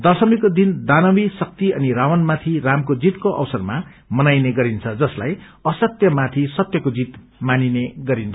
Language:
Nepali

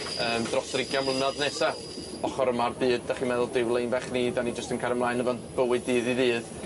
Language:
Welsh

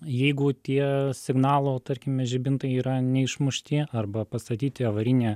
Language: Lithuanian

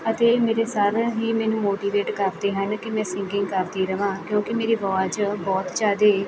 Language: Punjabi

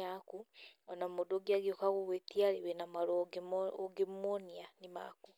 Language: Kikuyu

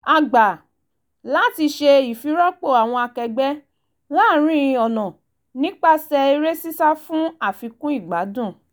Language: Yoruba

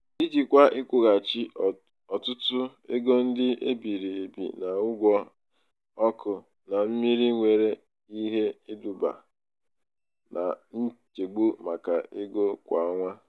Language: Igbo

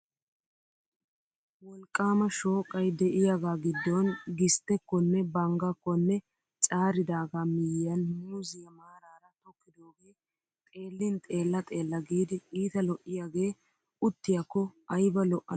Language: Wolaytta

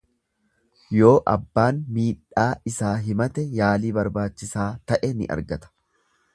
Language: Oromo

